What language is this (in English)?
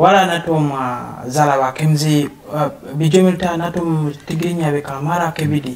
Arabic